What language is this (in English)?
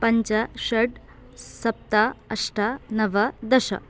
Sanskrit